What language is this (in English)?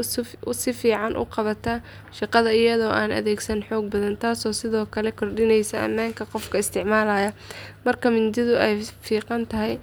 Somali